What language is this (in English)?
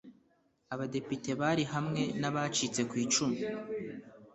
Kinyarwanda